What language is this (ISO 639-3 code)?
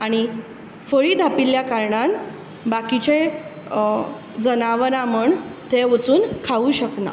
kok